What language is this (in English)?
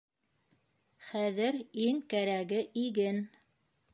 Bashkir